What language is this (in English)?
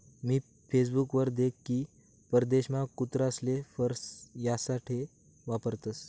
Marathi